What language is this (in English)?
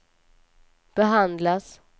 Swedish